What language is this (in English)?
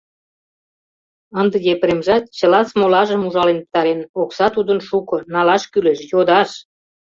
Mari